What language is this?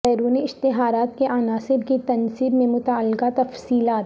Urdu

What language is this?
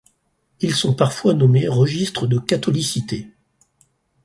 French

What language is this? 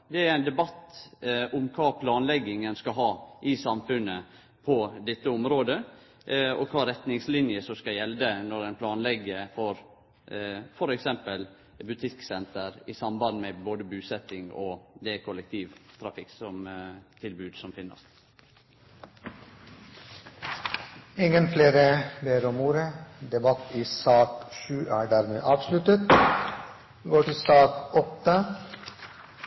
Norwegian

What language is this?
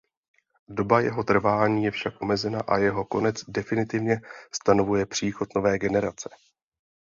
Czech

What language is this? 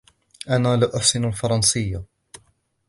Arabic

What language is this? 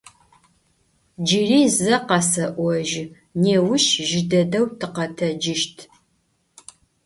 Adyghe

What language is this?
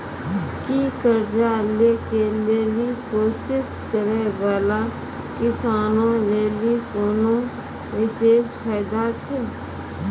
Maithili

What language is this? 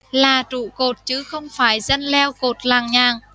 Vietnamese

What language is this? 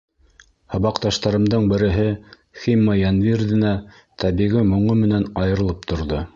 Bashkir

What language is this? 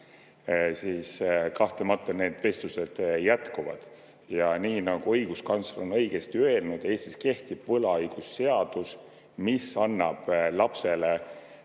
Estonian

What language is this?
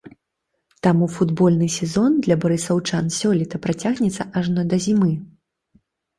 Belarusian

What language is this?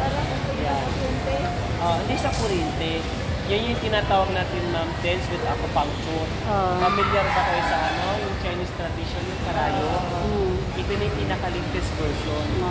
Filipino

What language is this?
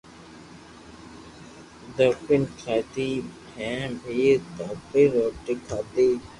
Loarki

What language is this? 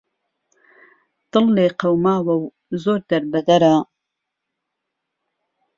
Central Kurdish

